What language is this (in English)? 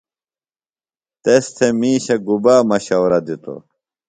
Phalura